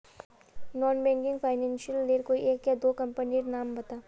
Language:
Magahi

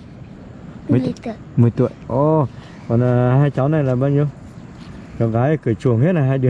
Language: Vietnamese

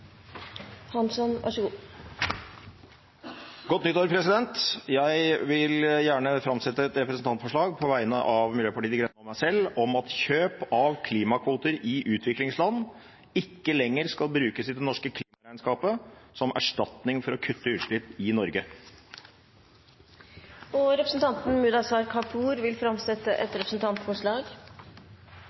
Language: Norwegian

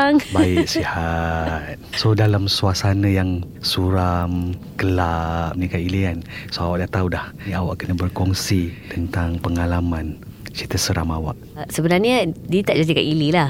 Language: Malay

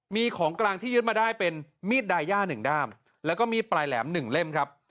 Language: Thai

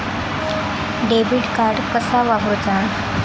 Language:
Marathi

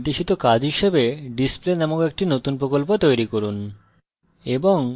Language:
Bangla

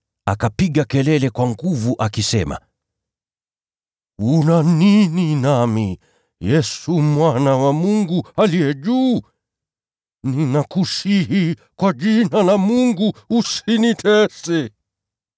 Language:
Swahili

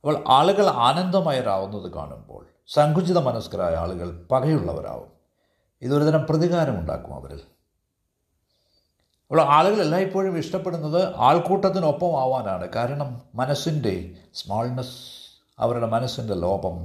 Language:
Malayalam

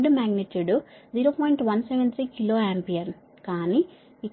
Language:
Telugu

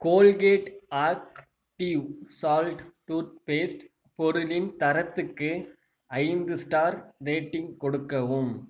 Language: Tamil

